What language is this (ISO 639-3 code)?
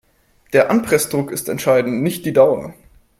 deu